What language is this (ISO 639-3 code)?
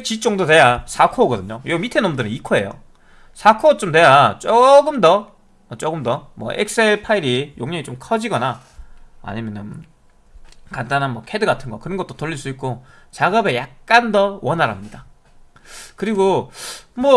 kor